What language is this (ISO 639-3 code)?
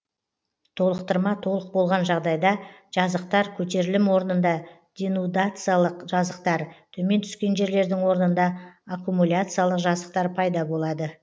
kaz